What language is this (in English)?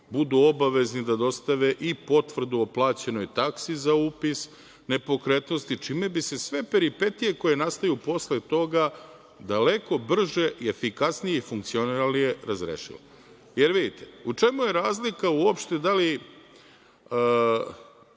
Serbian